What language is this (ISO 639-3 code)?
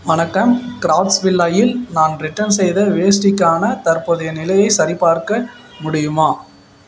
tam